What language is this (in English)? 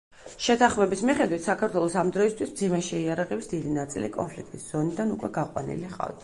Georgian